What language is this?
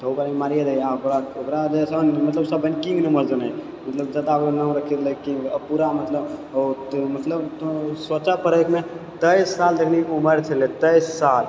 Maithili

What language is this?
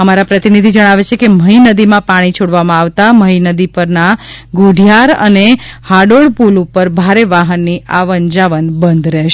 Gujarati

